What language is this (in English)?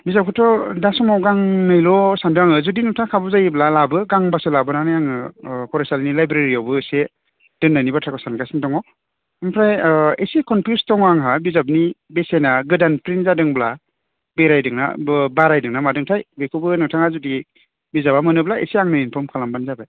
Bodo